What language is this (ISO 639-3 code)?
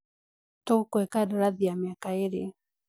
kik